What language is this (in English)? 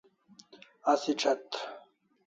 Kalasha